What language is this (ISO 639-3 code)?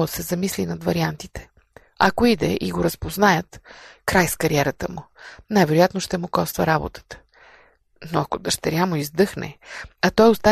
bul